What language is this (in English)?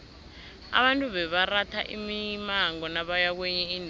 South Ndebele